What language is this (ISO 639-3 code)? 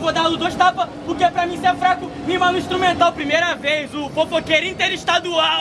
por